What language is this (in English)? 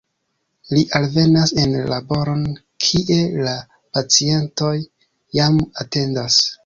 Esperanto